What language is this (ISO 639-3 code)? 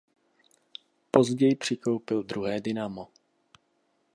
ces